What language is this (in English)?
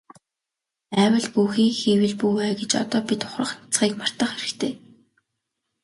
Mongolian